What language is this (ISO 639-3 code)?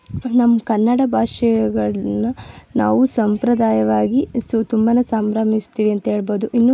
kan